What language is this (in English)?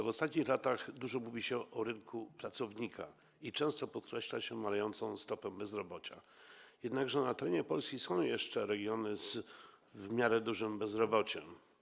Polish